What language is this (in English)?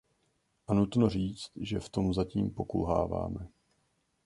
Czech